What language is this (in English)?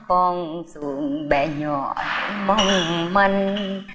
Vietnamese